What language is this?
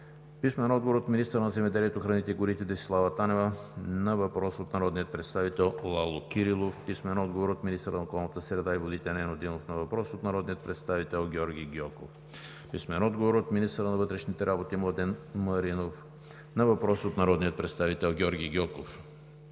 Bulgarian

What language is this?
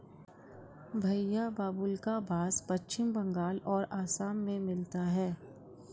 Hindi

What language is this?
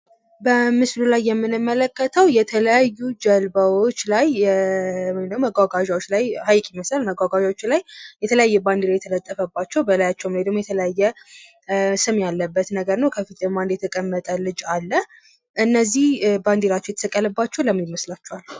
Amharic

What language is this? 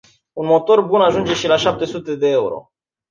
Romanian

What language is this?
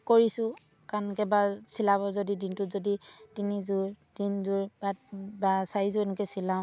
Assamese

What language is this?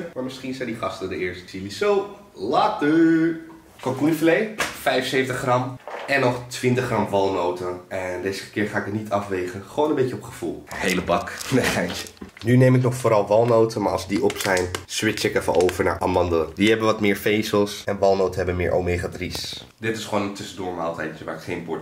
Dutch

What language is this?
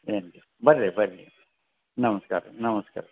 Kannada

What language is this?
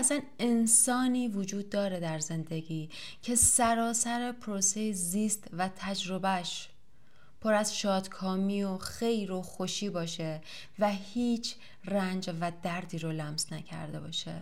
Persian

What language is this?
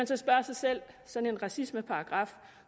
Danish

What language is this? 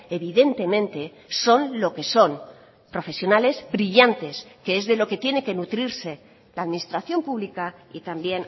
Spanish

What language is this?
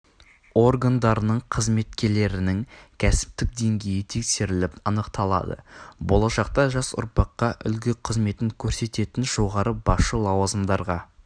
Kazakh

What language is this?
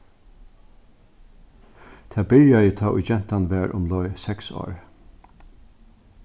Faroese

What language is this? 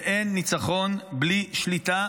Hebrew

